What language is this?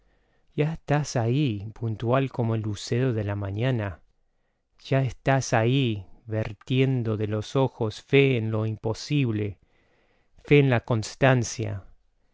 Spanish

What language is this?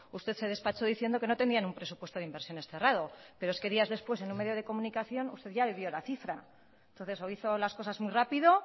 Spanish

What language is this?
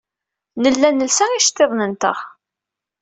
Kabyle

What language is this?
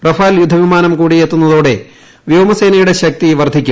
Malayalam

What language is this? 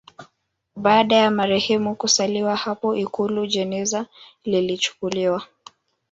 Swahili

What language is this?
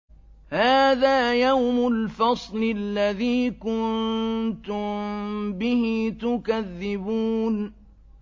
Arabic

